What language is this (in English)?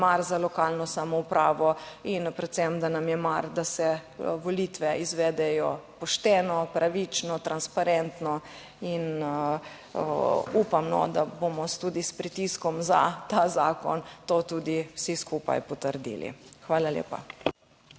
Slovenian